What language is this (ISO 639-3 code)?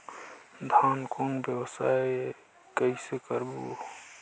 hne